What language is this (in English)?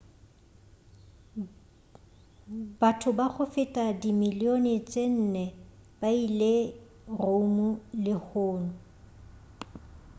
Northern Sotho